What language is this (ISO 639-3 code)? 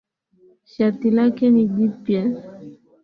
swa